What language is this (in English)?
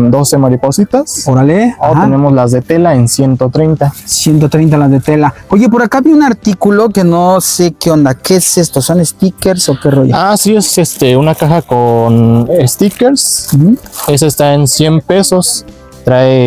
Spanish